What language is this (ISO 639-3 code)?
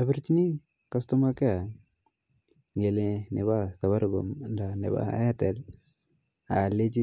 kln